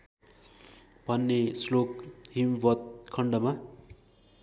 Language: Nepali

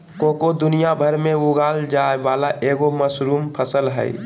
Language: Magahi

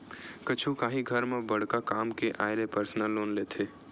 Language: Chhattisgarhi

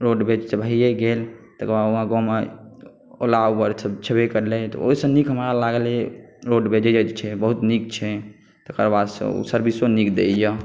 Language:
Maithili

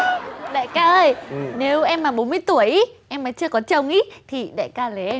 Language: Vietnamese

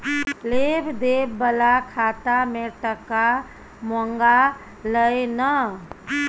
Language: Maithili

